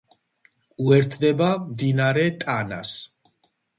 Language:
Georgian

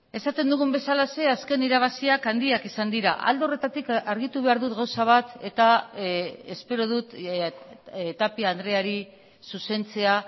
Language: Basque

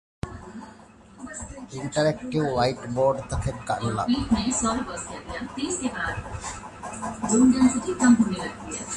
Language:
Divehi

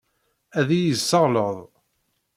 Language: Kabyle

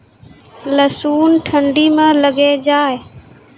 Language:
Maithili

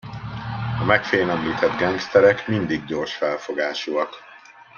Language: Hungarian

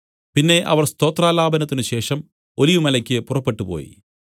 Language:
Malayalam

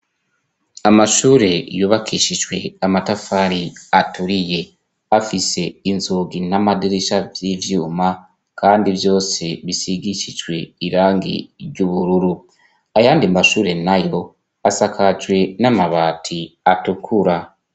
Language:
Rundi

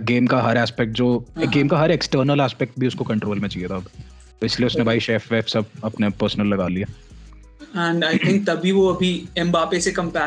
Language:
Hindi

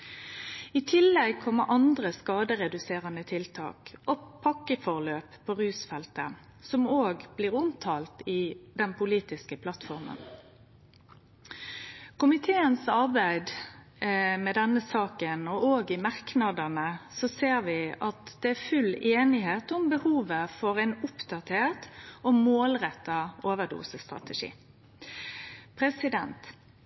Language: Norwegian Nynorsk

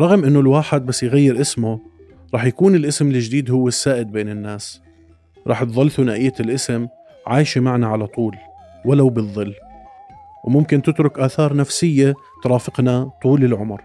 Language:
Arabic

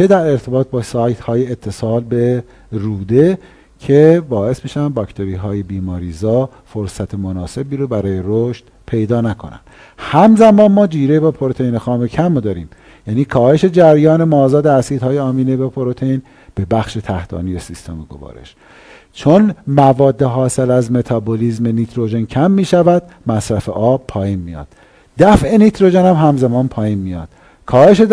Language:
Persian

